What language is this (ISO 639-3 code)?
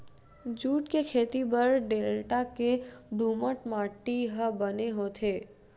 hne